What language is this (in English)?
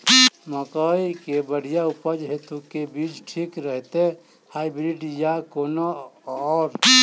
Maithili